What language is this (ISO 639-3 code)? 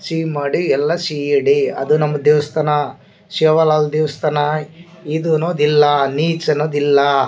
kan